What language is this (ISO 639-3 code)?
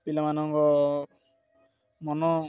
ori